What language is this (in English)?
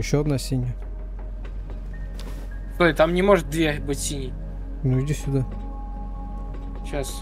Russian